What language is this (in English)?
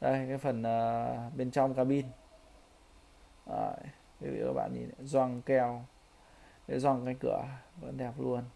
Vietnamese